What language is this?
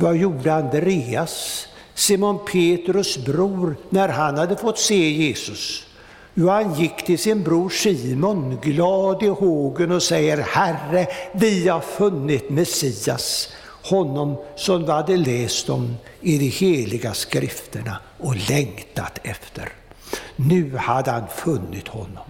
Swedish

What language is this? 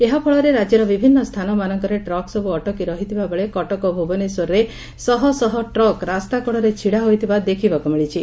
Odia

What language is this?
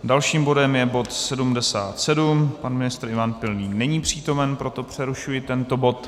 Czech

